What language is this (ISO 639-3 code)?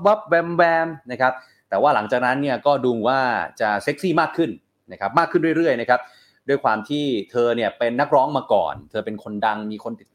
tha